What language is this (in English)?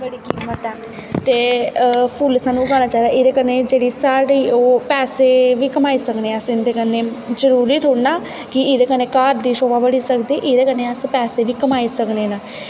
Dogri